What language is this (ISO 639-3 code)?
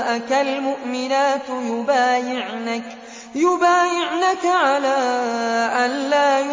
ara